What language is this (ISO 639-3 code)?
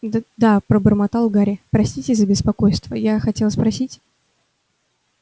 rus